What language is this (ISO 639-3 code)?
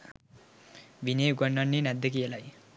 sin